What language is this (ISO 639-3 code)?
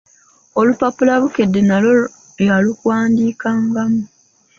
lug